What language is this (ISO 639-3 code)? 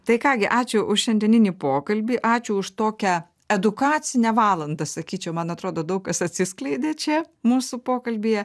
lit